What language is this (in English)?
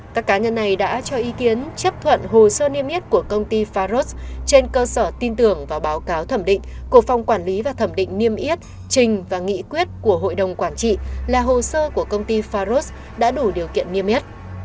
Vietnamese